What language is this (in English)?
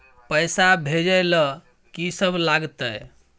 Maithili